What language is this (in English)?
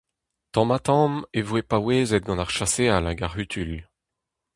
Breton